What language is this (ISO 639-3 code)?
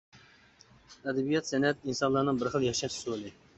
uig